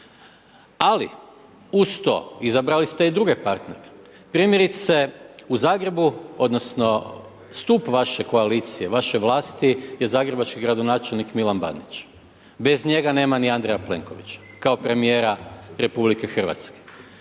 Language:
Croatian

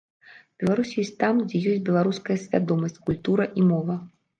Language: Belarusian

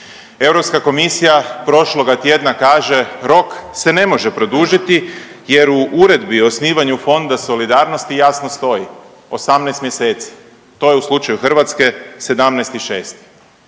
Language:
Croatian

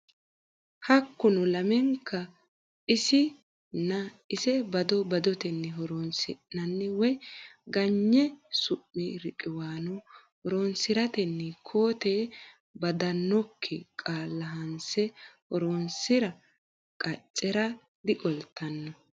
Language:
Sidamo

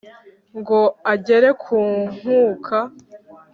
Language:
Kinyarwanda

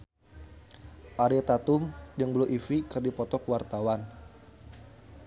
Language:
Sundanese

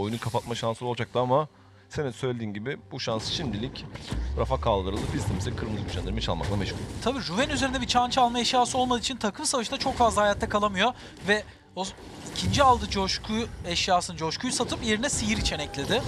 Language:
Turkish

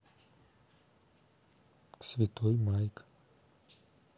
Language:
Russian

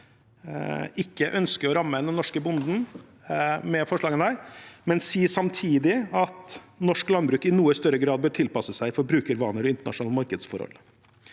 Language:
Norwegian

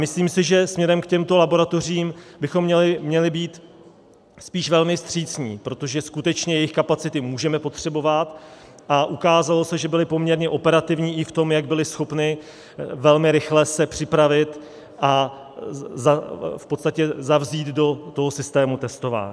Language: Czech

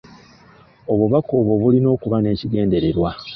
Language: Ganda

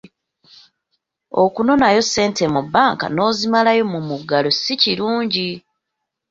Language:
Ganda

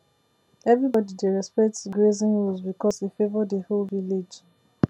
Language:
Nigerian Pidgin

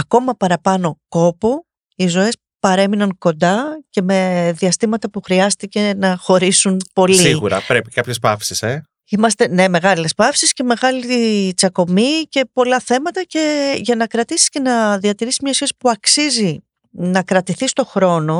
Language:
Greek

